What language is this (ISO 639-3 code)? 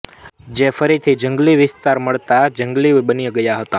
guj